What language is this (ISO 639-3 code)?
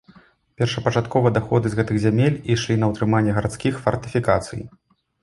bel